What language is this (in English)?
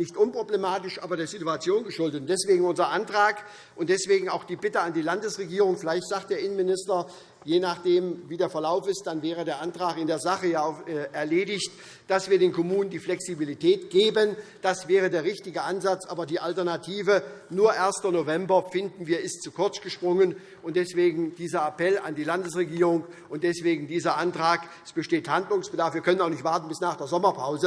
German